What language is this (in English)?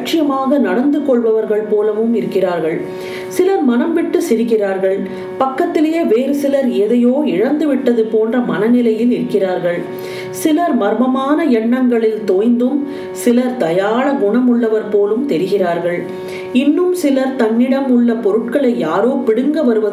Tamil